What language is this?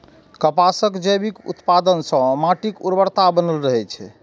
Maithili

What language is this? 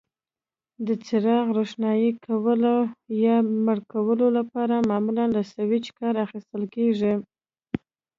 Pashto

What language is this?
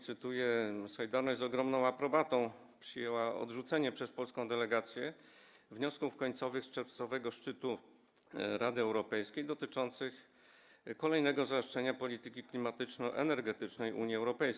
Polish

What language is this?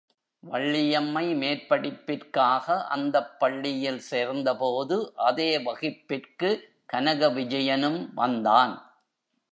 Tamil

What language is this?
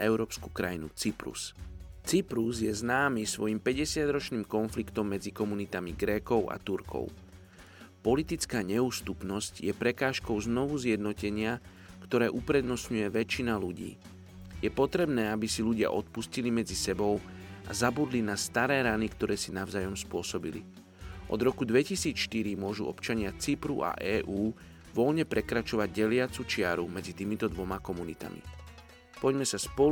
Slovak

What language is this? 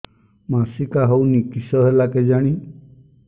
Odia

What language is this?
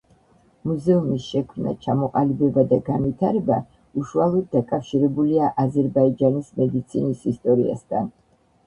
Georgian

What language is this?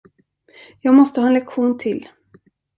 Swedish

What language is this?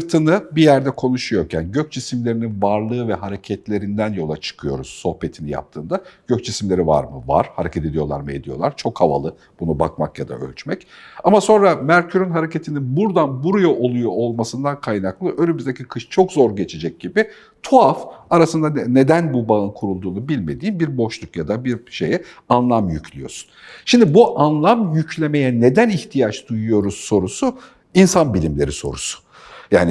Turkish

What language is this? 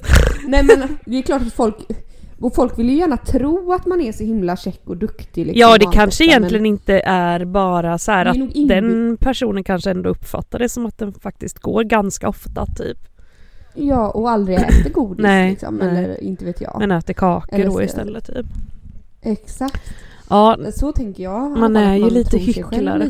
Swedish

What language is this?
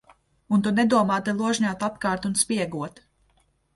Latvian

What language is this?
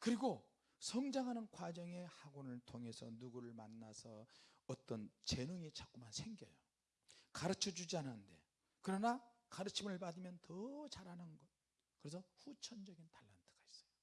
Korean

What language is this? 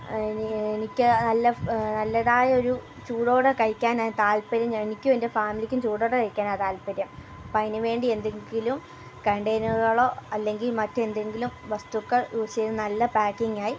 Malayalam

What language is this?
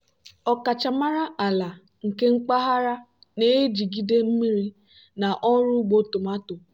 Igbo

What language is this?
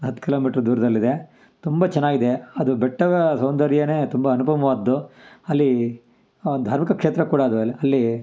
Kannada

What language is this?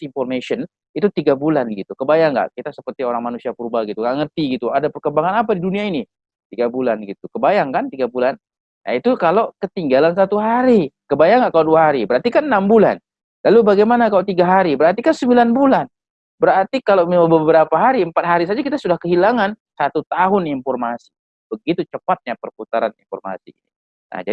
Indonesian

